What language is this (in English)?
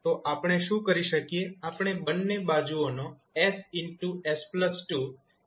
Gujarati